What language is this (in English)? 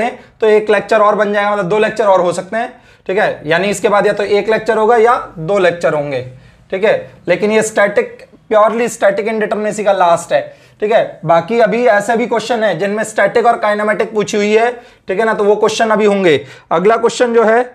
Hindi